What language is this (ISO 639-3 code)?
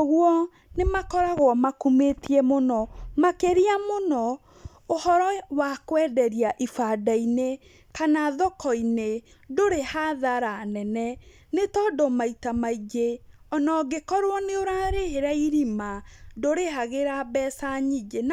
kik